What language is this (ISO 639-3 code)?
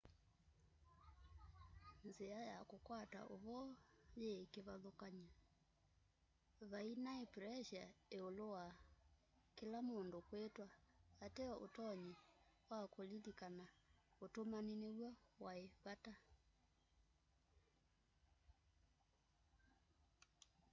kam